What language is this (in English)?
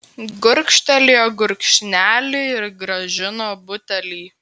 Lithuanian